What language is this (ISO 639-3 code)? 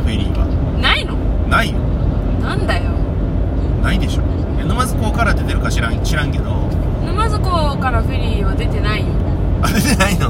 jpn